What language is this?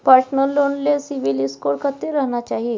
Maithili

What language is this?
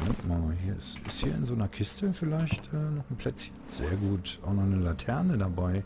German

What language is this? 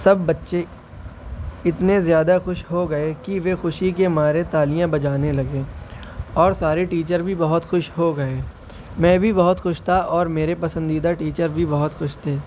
Urdu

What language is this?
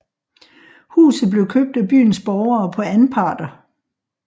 Danish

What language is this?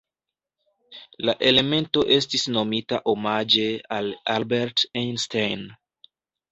Esperanto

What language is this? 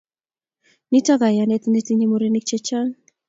Kalenjin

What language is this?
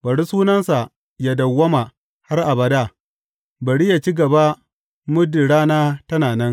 Hausa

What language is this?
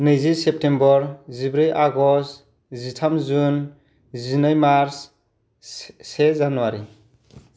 Bodo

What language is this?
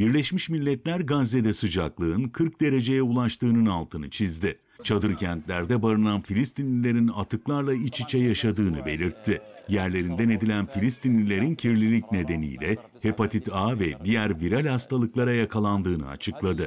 Turkish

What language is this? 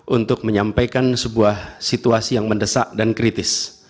Indonesian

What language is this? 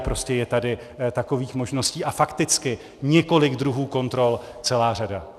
Czech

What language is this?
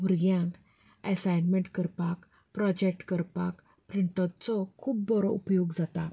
Konkani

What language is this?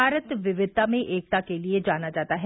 Hindi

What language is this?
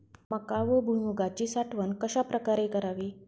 Marathi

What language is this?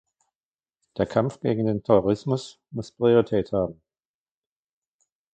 German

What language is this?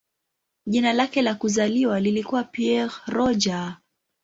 Swahili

